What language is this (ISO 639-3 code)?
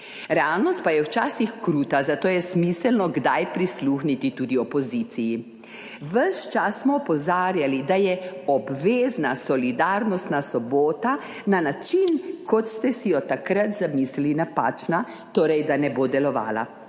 slv